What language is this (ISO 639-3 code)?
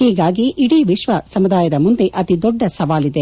kan